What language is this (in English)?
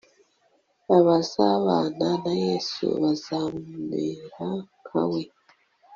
Kinyarwanda